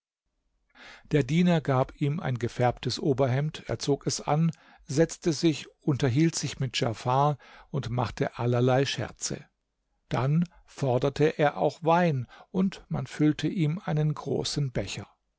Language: German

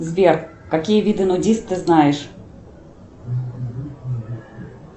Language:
Russian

